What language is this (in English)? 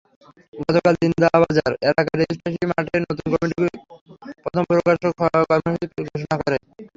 Bangla